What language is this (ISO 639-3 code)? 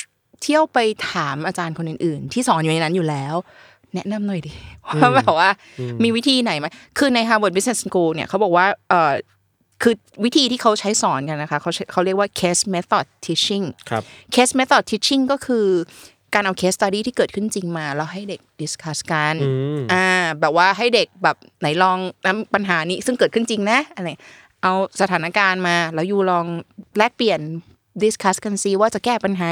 tha